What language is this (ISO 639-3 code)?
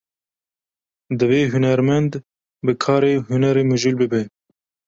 kur